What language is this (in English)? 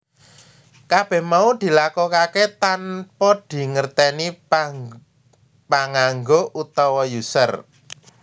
Javanese